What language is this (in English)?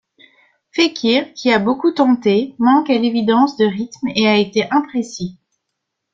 French